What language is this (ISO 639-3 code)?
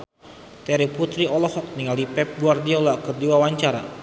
sun